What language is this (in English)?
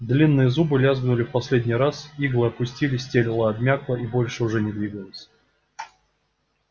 Russian